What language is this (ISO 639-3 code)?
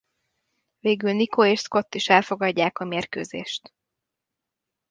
hun